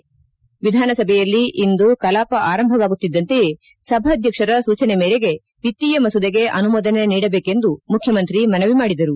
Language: Kannada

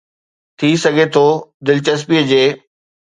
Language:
Sindhi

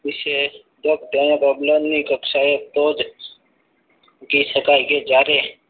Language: Gujarati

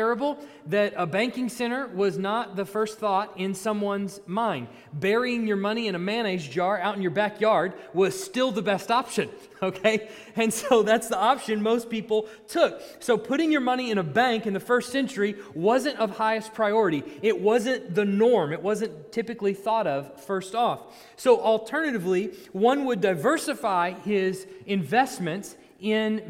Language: English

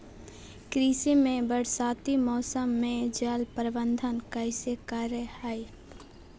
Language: Magahi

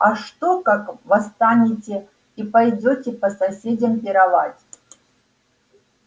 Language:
Russian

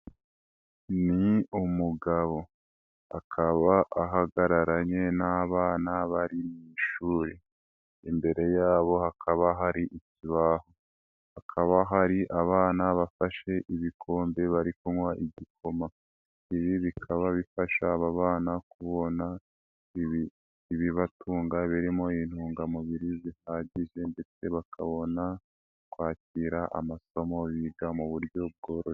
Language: Kinyarwanda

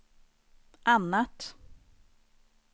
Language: Swedish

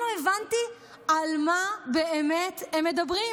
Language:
Hebrew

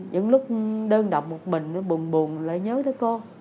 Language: Vietnamese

